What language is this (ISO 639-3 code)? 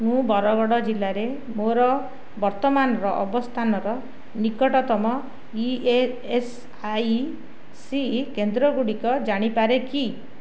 ori